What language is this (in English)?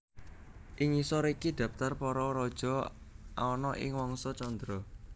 Javanese